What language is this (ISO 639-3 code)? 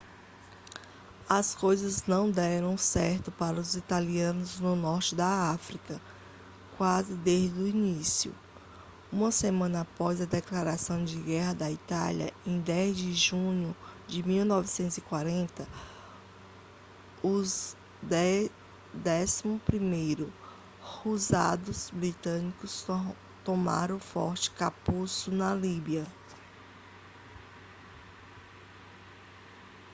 por